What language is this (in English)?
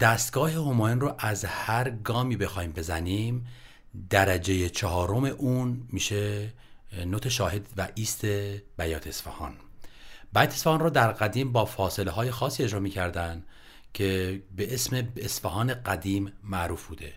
Persian